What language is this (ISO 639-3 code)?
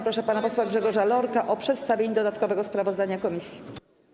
pol